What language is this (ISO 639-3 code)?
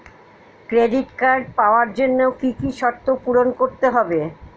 ben